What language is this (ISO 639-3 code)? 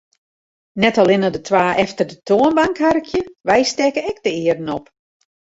fry